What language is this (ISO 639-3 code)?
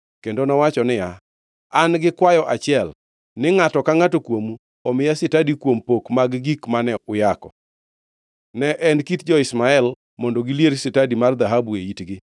luo